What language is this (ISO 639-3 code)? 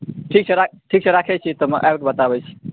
mai